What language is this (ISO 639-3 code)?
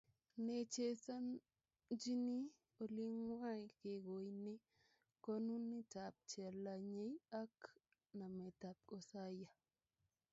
kln